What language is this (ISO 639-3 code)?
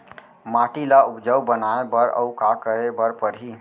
hne